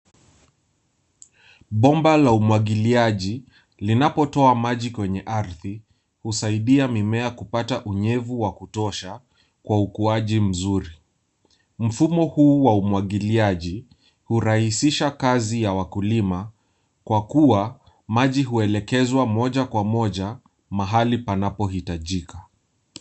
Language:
Swahili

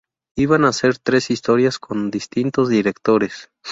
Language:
Spanish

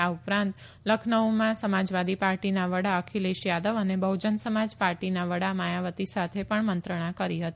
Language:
Gujarati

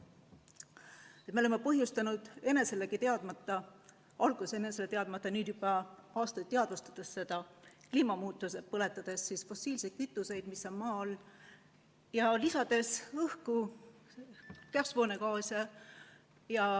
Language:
Estonian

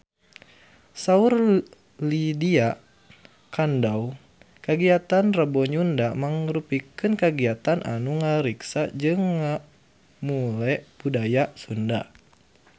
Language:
Sundanese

